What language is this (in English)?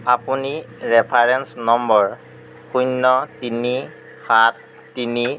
Assamese